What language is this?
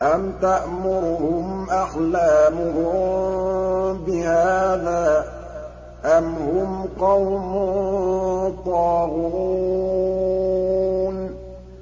Arabic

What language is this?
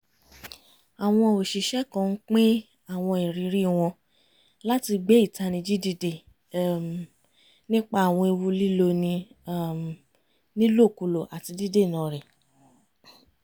Yoruba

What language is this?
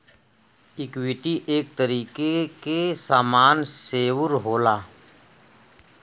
Bhojpuri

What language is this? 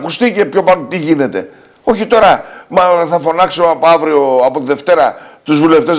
Greek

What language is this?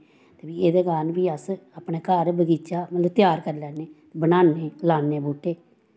Dogri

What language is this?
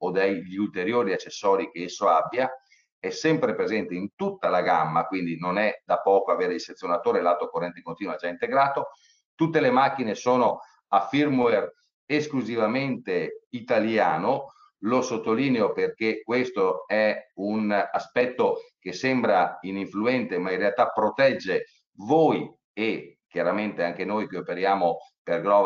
Italian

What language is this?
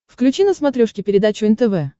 Russian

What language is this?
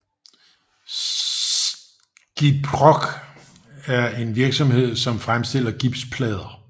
Danish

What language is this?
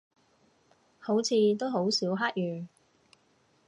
Cantonese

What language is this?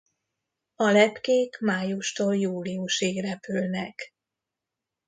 Hungarian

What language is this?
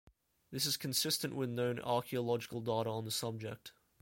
English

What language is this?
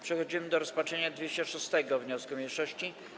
Polish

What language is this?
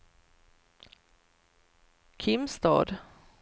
Swedish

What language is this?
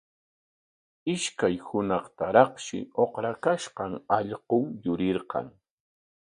Corongo Ancash Quechua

